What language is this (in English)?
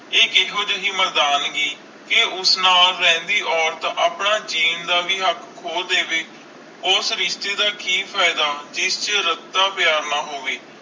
Punjabi